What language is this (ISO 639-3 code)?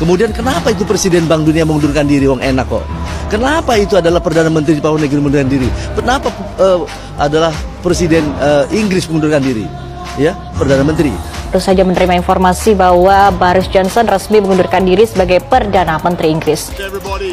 ind